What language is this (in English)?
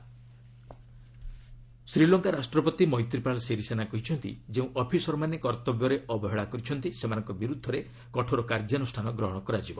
Odia